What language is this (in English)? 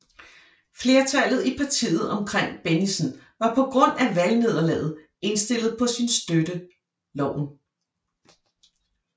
Danish